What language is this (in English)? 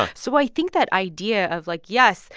English